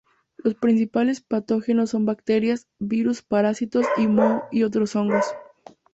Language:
Spanish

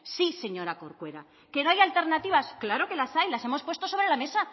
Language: Spanish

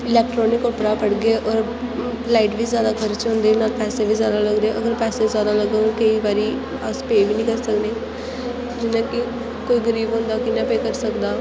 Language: Dogri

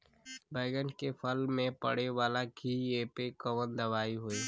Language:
Bhojpuri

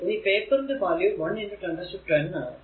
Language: Malayalam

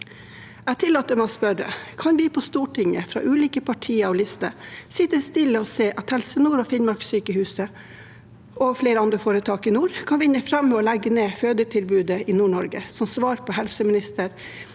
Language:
Norwegian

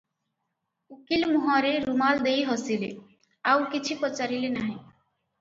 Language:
Odia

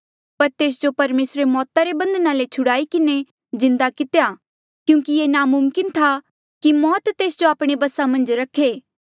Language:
Mandeali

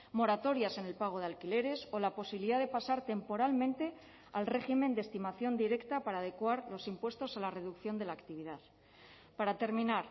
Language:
Spanish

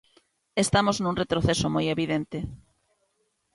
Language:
Galician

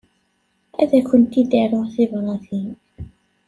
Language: Kabyle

